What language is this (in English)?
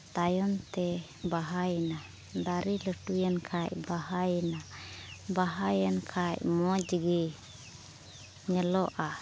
Santali